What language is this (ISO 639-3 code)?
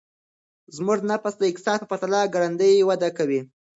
pus